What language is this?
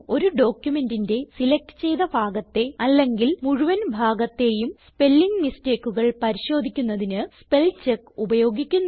Malayalam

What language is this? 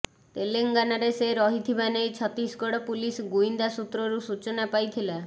Odia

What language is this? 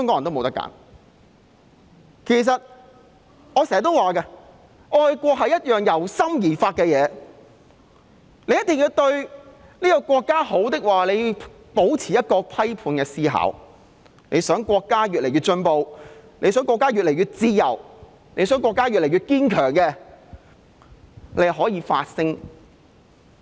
Cantonese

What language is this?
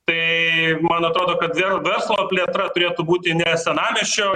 Lithuanian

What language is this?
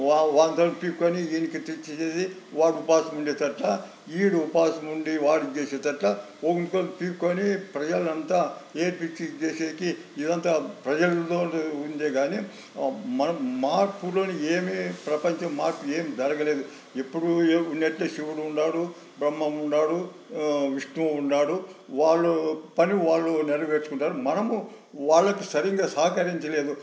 Telugu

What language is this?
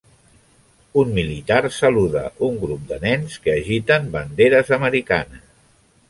Catalan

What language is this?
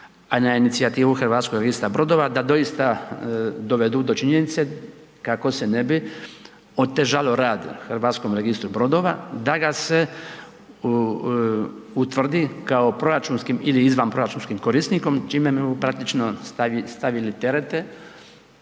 Croatian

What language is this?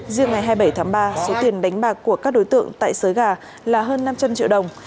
Vietnamese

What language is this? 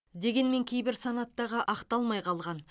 Kazakh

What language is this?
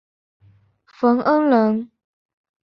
Chinese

